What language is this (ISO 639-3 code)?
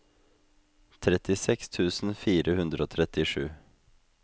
nor